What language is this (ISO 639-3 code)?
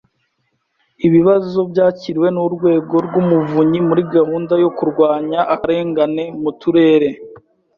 kin